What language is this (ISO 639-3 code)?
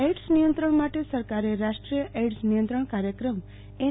guj